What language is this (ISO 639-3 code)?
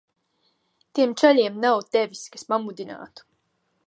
lav